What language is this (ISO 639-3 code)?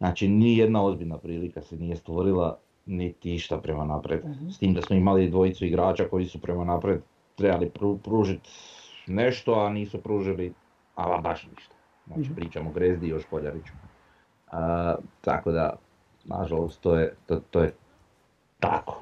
hrv